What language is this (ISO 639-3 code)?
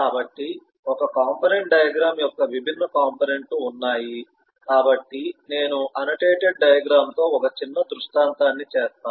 tel